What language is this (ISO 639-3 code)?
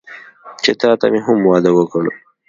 pus